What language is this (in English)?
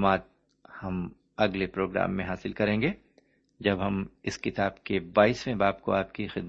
Urdu